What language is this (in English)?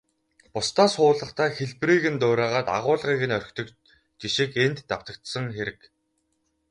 Mongolian